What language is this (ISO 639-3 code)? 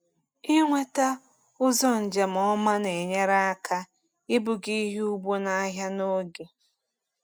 ibo